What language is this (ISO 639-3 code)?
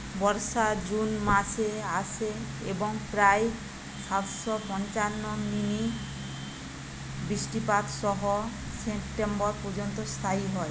ben